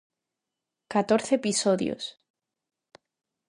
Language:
Galician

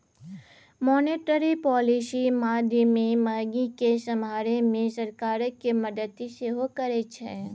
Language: Maithili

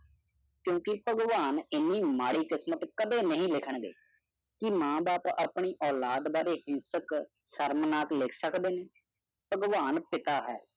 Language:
Punjabi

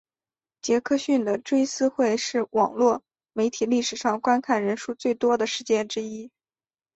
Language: Chinese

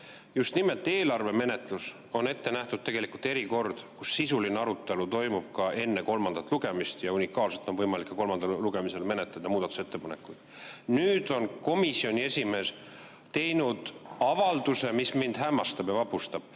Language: Estonian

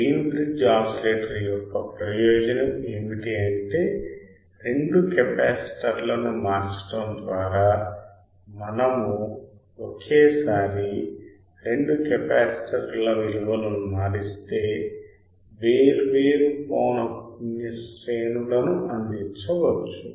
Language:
Telugu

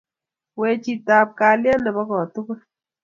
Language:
Kalenjin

